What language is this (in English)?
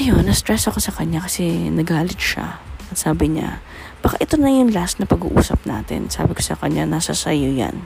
Filipino